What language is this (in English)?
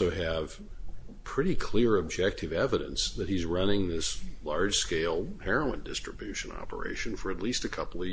English